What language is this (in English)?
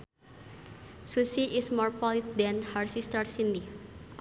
Sundanese